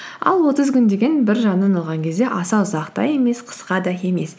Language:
Kazakh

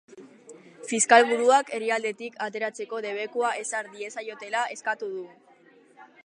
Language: Basque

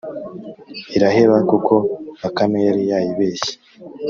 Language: Kinyarwanda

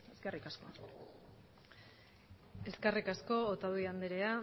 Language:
Basque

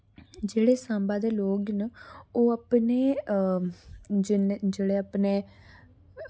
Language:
Dogri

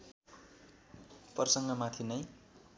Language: Nepali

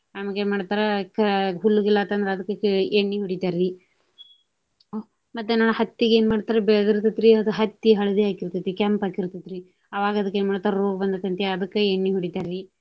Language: Kannada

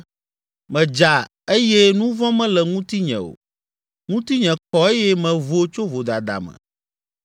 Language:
Ewe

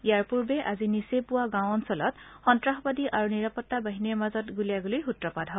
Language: Assamese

